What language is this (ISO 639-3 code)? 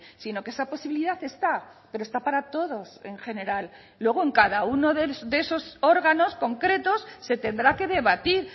spa